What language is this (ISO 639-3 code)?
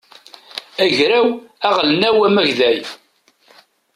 kab